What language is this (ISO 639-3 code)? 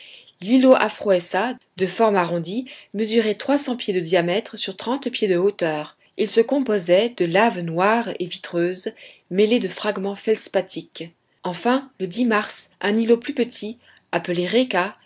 fra